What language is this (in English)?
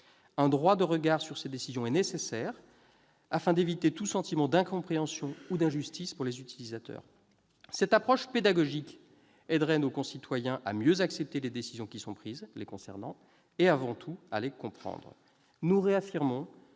French